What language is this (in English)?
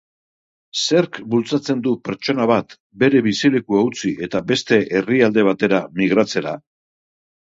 Basque